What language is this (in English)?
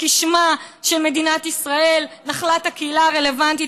Hebrew